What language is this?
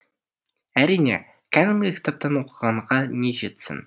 Kazakh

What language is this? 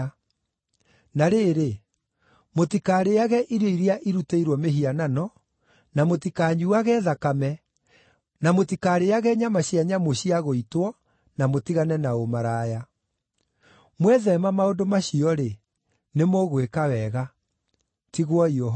Kikuyu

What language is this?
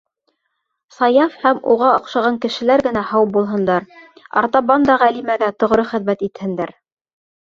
Bashkir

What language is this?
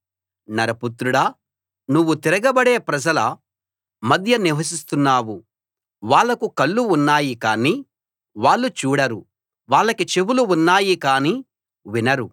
Telugu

